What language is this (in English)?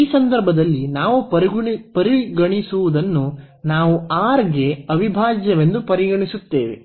Kannada